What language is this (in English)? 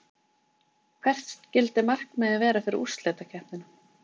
Icelandic